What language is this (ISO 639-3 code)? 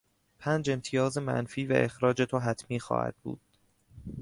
fas